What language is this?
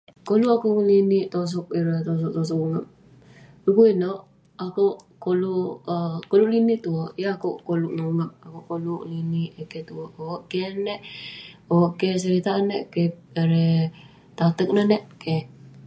Western Penan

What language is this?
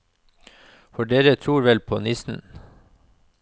Norwegian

